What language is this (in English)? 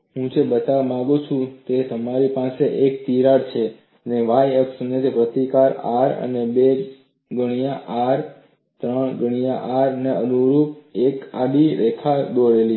Gujarati